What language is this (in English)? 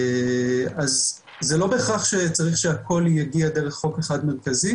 Hebrew